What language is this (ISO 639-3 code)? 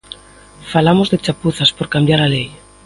glg